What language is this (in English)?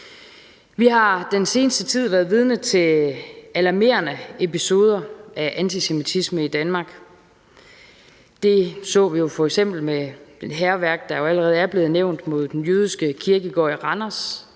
Danish